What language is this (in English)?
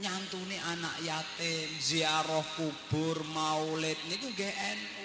Indonesian